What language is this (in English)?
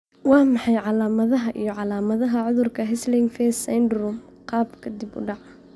Somali